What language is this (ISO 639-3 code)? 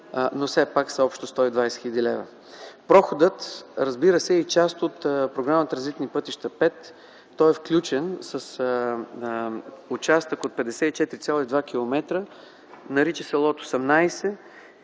bul